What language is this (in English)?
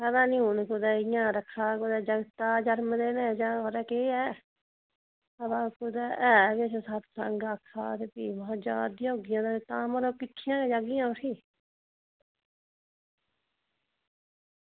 Dogri